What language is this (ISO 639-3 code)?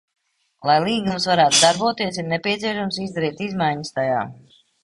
lav